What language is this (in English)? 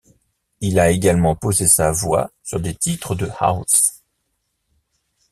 French